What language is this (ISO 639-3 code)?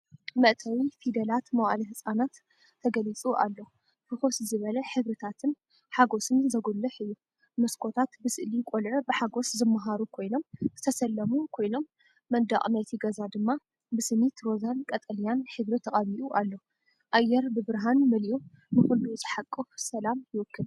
tir